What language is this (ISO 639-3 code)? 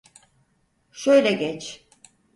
tur